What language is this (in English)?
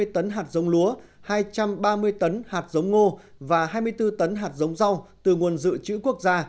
Vietnamese